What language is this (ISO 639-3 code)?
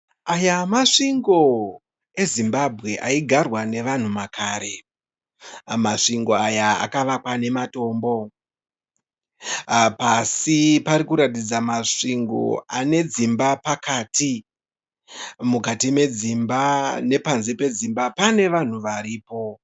sna